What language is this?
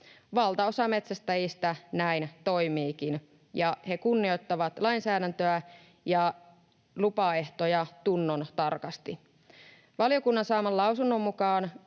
Finnish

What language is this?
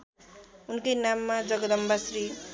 Nepali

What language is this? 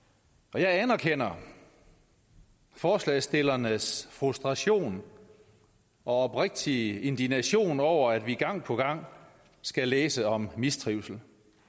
Danish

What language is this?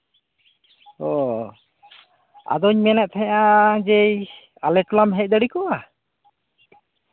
Santali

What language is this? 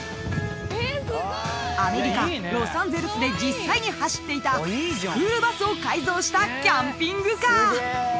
Japanese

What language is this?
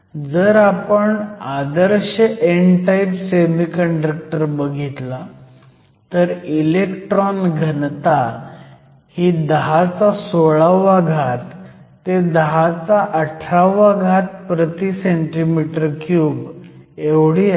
Marathi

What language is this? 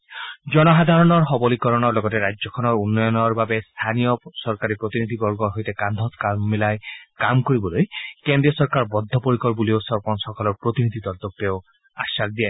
Assamese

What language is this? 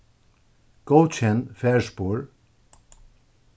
Faroese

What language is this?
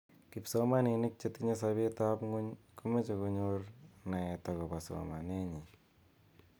Kalenjin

